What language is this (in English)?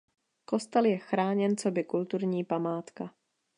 Czech